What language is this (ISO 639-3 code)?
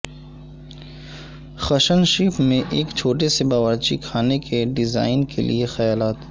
urd